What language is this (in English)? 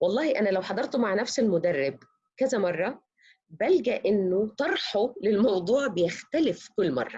Arabic